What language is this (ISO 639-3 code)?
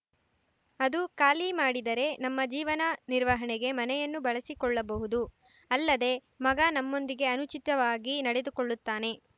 kan